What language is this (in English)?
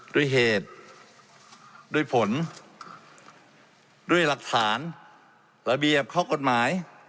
Thai